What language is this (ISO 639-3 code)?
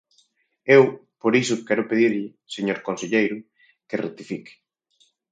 glg